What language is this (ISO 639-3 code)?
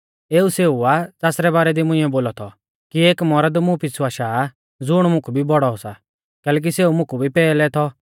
bfz